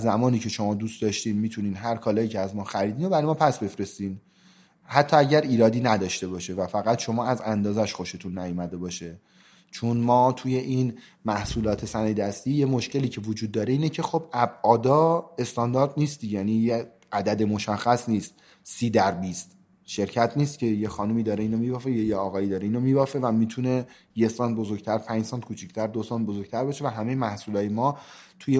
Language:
Persian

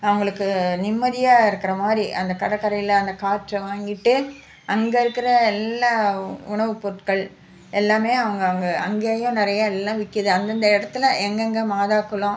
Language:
Tamil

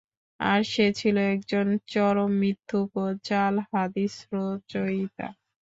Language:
Bangla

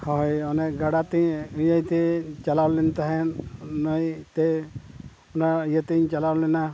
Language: Santali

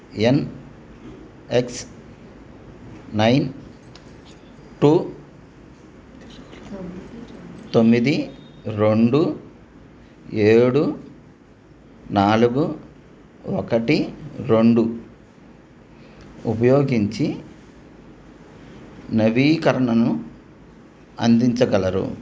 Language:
Telugu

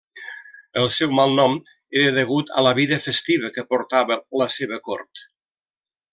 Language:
Catalan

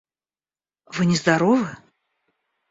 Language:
Russian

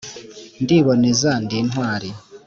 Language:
Kinyarwanda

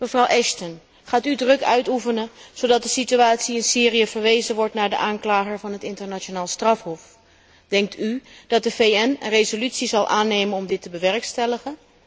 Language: Dutch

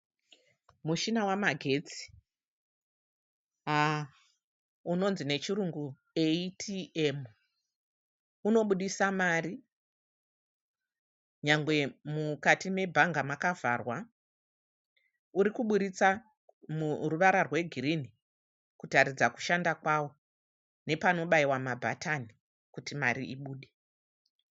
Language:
Shona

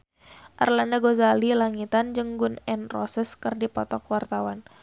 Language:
Sundanese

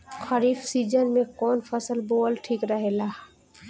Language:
Bhojpuri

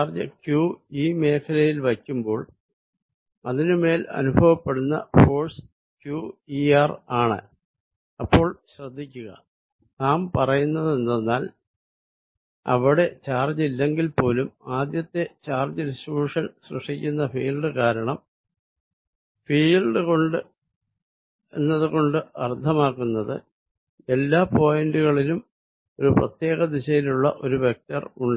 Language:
Malayalam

